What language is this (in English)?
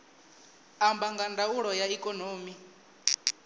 Venda